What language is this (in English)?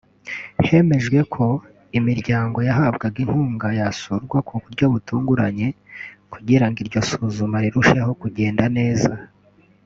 Kinyarwanda